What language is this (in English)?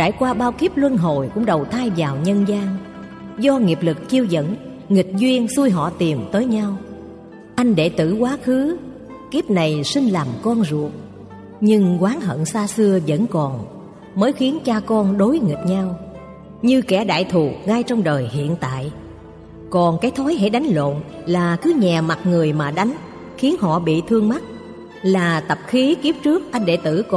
Vietnamese